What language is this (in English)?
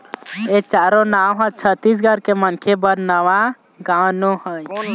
Chhattisgarhi